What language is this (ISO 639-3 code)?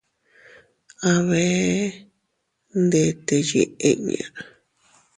cut